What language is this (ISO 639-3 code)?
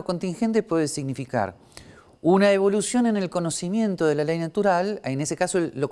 spa